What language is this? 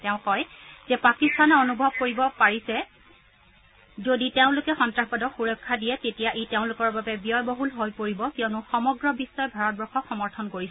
Assamese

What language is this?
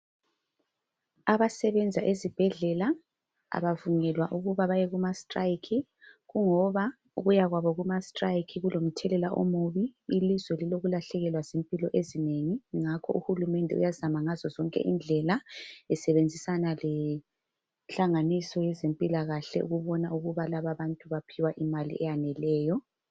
North Ndebele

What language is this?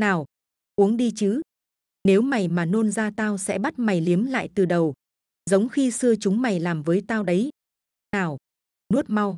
Vietnamese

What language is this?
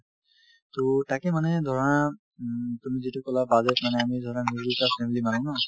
Assamese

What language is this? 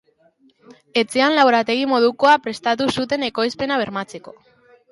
Basque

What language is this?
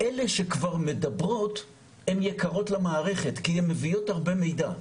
Hebrew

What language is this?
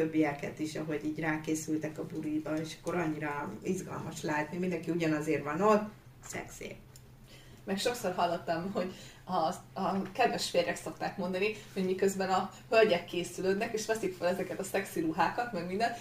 Hungarian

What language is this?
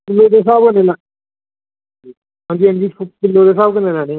Dogri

